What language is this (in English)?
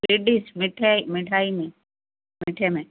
Urdu